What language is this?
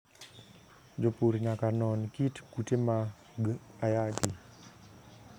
Luo (Kenya and Tanzania)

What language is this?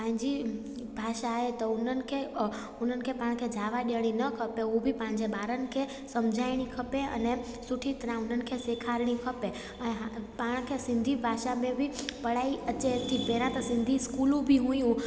Sindhi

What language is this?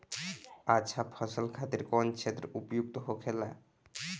Bhojpuri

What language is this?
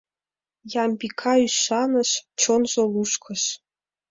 Mari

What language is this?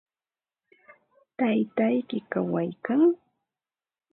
Ambo-Pasco Quechua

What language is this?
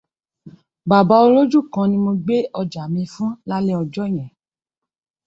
Yoruba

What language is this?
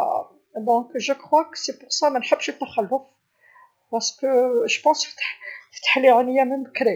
Algerian Arabic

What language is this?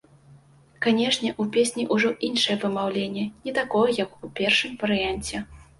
Belarusian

